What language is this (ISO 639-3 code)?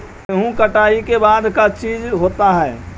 mag